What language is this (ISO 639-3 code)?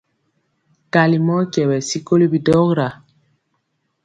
mcx